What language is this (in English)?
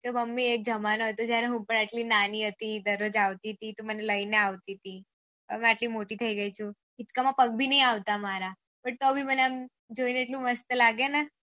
Gujarati